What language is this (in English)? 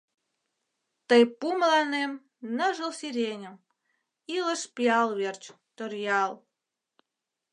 Mari